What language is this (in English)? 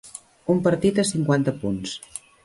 Catalan